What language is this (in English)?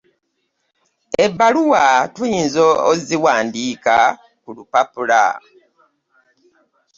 Ganda